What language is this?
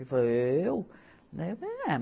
Portuguese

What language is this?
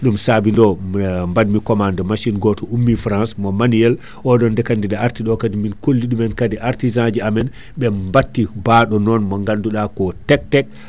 Fula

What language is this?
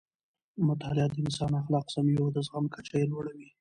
Pashto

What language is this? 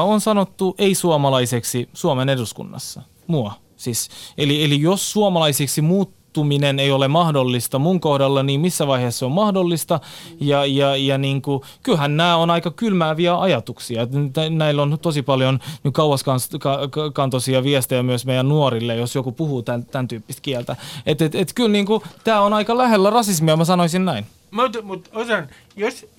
Finnish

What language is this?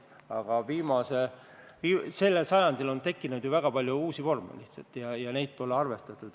Estonian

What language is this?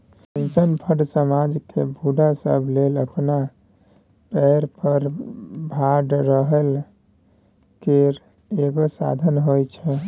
Maithili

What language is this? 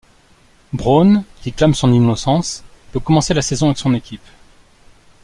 French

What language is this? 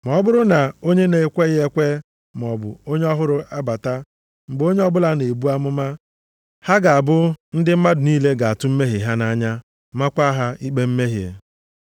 Igbo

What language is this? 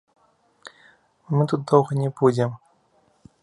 Belarusian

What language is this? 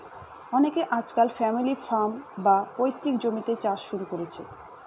Bangla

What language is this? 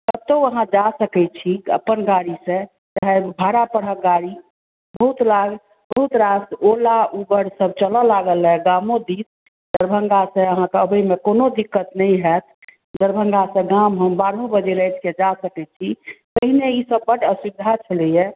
Maithili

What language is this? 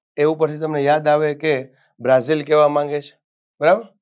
Gujarati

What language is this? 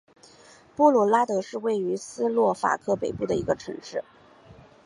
Chinese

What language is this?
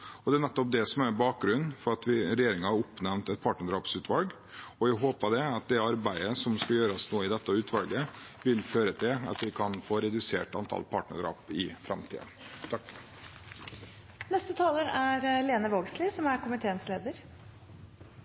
Norwegian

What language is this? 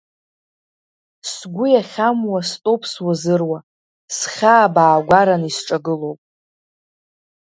Abkhazian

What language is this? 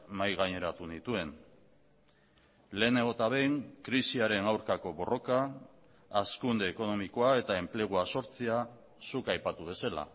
Basque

